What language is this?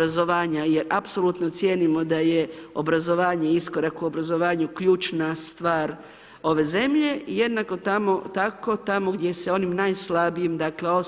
Croatian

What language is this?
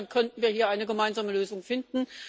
German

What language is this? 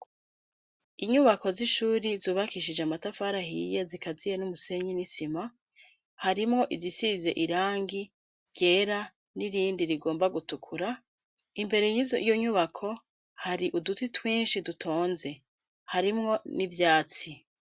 Rundi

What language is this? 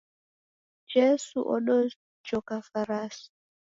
Taita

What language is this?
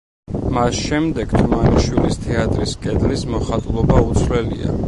Georgian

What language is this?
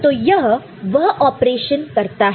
Hindi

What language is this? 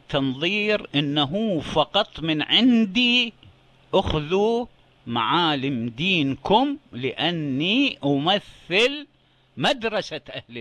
Arabic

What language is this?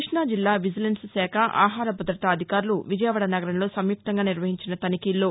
Telugu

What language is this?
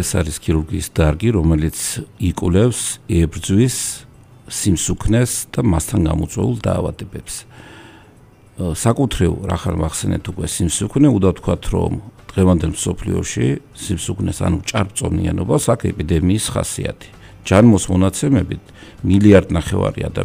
Romanian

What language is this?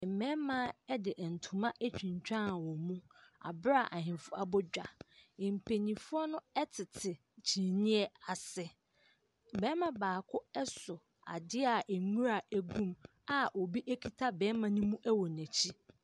Akan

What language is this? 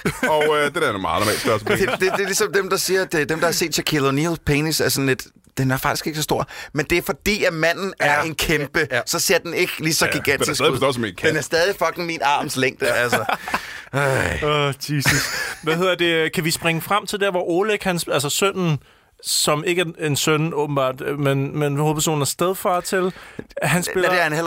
Danish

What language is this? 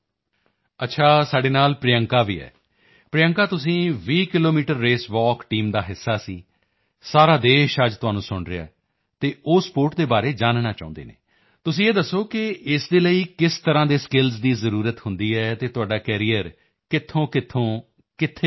Punjabi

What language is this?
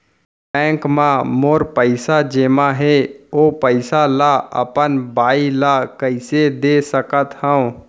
Chhattisgarhi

